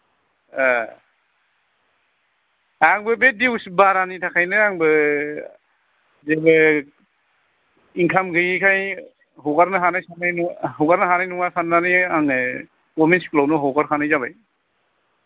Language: Bodo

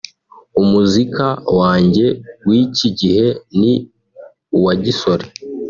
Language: Kinyarwanda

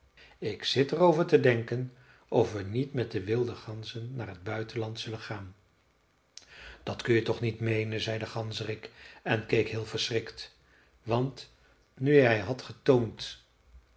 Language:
Dutch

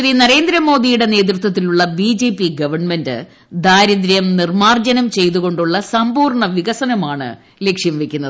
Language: Malayalam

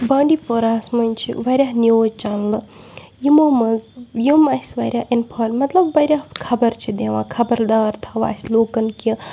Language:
Kashmiri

